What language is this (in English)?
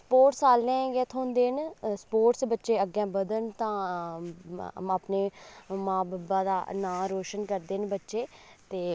Dogri